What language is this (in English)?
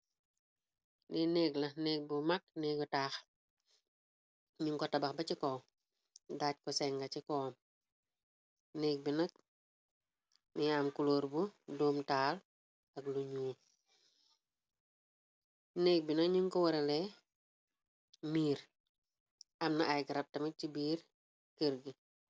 Wolof